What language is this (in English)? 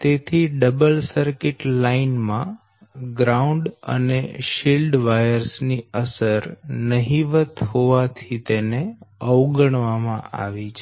Gujarati